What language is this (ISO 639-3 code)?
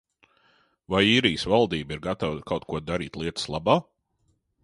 lav